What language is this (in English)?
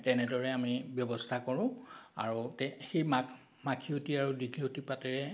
Assamese